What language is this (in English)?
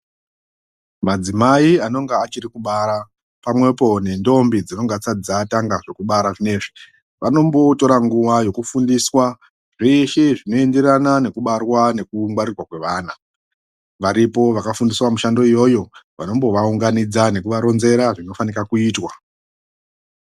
Ndau